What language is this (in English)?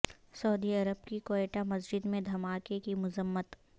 Urdu